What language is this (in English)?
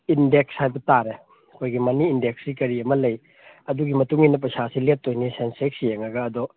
Manipuri